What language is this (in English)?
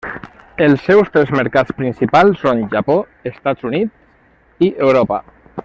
Catalan